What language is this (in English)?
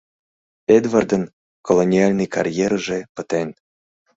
Mari